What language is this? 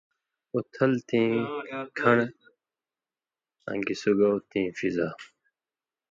Indus Kohistani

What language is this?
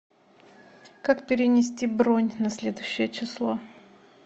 Russian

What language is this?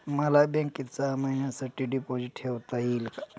Marathi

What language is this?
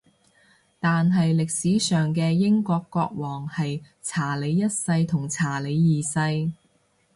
Cantonese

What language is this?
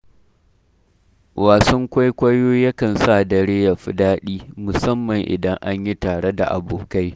Hausa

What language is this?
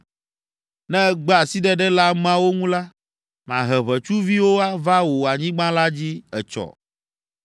Ewe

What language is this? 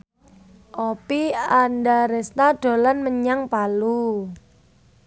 Javanese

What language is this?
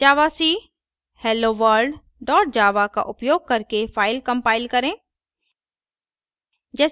Hindi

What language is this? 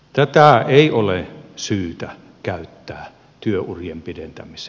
Finnish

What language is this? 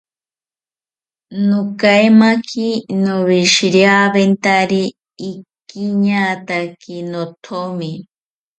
South Ucayali Ashéninka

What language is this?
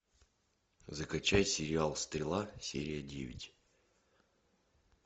Russian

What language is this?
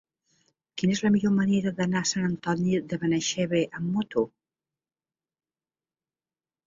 Catalan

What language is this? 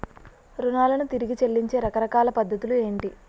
Telugu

